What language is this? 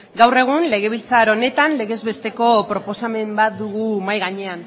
Basque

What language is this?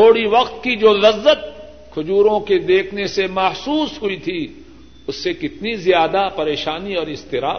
Urdu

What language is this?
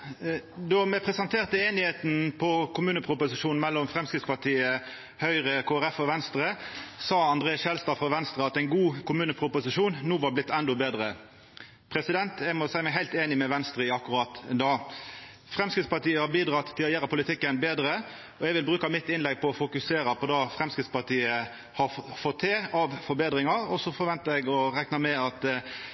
Norwegian Nynorsk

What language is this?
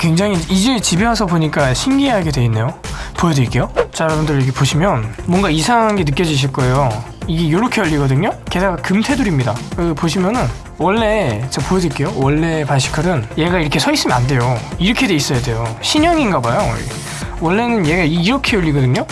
Korean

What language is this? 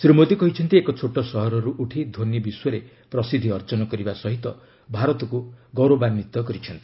Odia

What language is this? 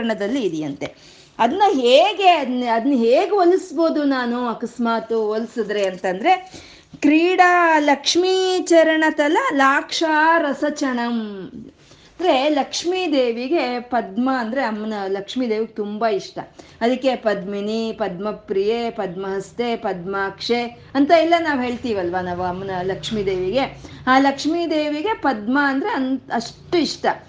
Kannada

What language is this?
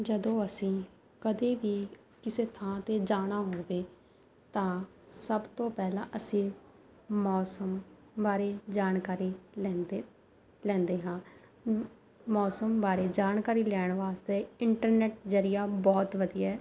Punjabi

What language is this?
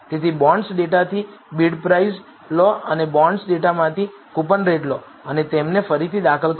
Gujarati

